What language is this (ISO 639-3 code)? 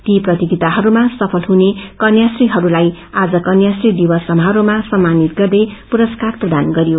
nep